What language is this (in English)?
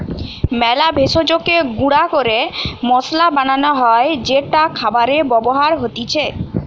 Bangla